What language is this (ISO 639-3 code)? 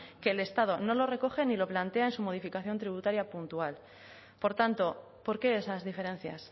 spa